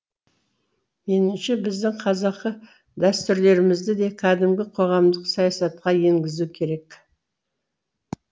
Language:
Kazakh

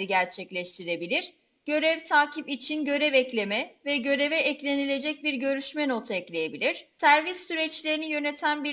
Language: Turkish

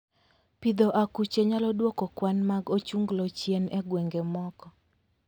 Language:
Luo (Kenya and Tanzania)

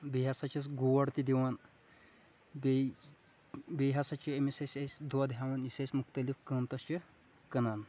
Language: Kashmiri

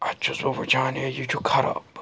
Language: Kashmiri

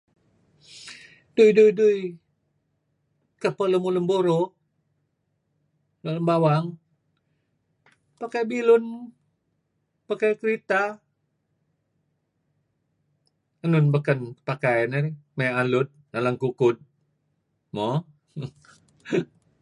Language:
Kelabit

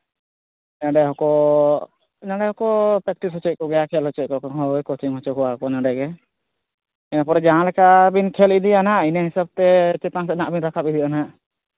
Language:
Santali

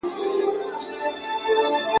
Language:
Pashto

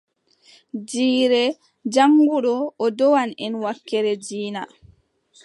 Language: Adamawa Fulfulde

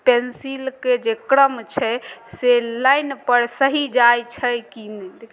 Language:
Maithili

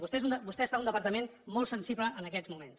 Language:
Catalan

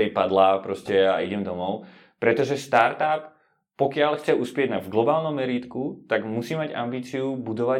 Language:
Czech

